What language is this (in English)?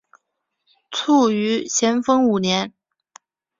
Chinese